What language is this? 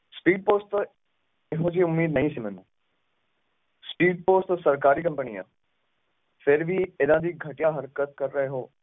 Punjabi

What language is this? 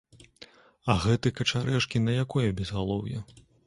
Belarusian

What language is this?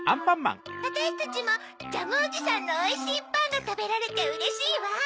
Japanese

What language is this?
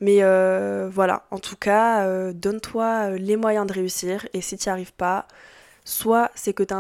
French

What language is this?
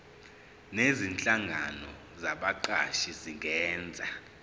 Zulu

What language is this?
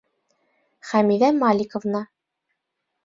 Bashkir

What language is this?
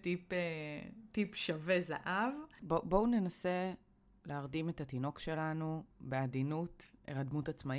Hebrew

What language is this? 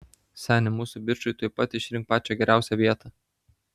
Lithuanian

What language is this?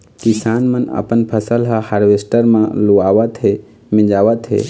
Chhattisgarhi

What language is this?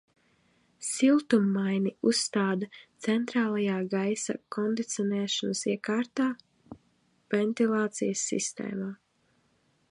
Latvian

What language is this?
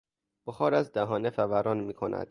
Persian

